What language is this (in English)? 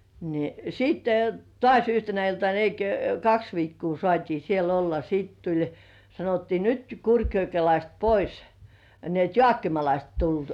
Finnish